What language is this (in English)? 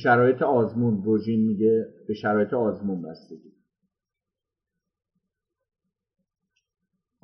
Persian